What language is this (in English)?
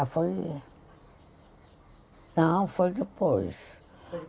Portuguese